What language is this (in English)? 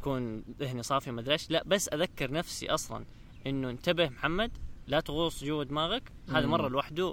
Arabic